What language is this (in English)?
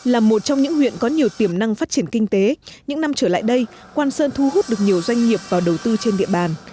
Vietnamese